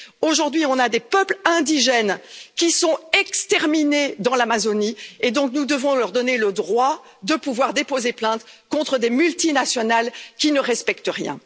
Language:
French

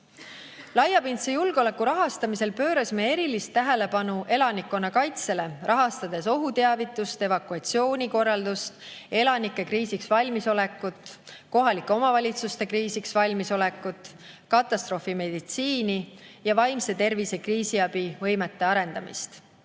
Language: Estonian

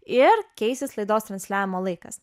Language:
Lithuanian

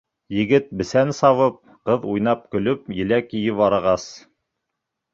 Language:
Bashkir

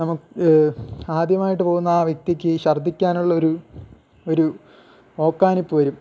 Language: Malayalam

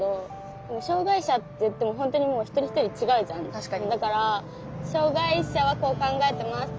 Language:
Japanese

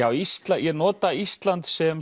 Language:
Icelandic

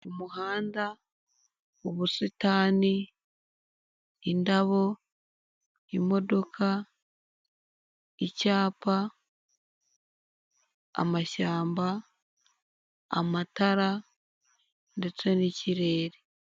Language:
Kinyarwanda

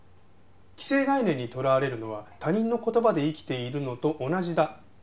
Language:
Japanese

